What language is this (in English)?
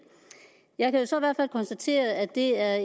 Danish